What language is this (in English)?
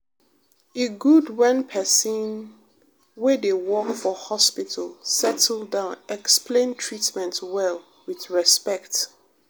Nigerian Pidgin